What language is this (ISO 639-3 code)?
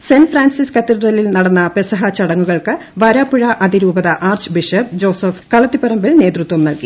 mal